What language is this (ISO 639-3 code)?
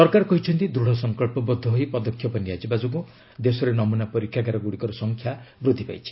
ori